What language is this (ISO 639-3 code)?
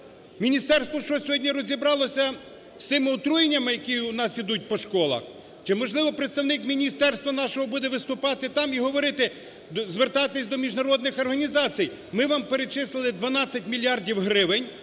ukr